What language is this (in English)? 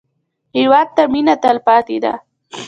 Pashto